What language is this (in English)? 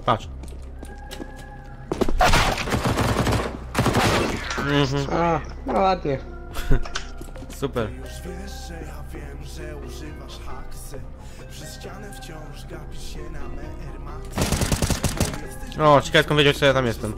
Polish